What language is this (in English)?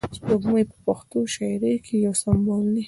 Pashto